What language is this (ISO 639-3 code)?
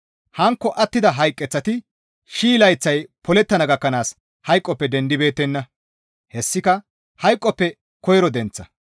gmv